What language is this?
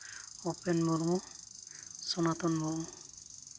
Santali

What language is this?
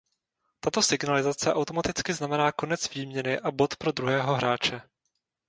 Czech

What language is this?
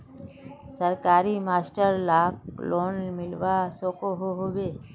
Magahi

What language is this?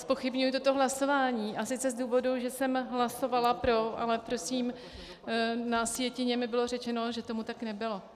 Czech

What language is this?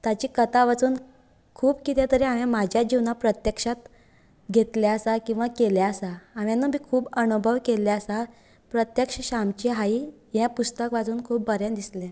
Konkani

